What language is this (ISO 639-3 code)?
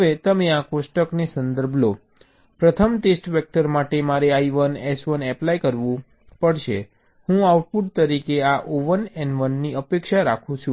guj